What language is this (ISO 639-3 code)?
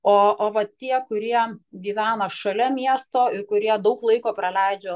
lit